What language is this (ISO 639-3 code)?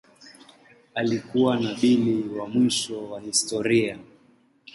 swa